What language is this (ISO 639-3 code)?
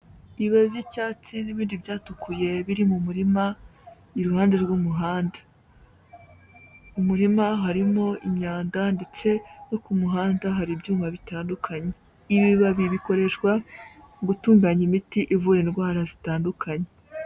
kin